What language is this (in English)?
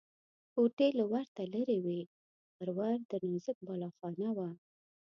Pashto